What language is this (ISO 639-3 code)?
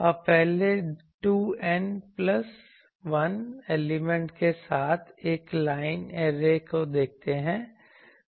hin